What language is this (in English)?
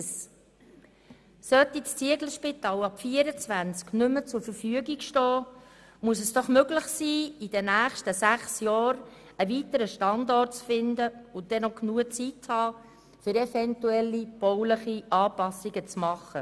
Swiss German